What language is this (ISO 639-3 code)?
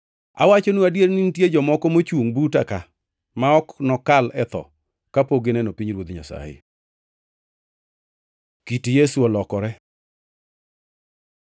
luo